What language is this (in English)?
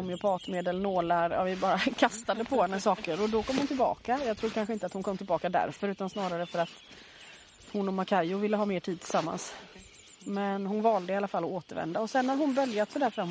Swedish